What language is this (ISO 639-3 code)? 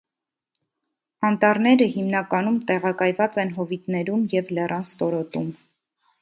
hye